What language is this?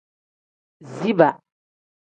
Tem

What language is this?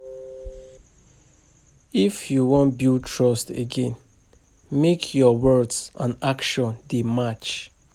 Nigerian Pidgin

